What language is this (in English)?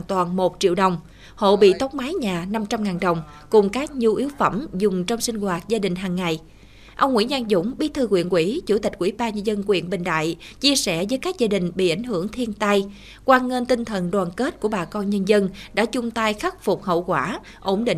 Vietnamese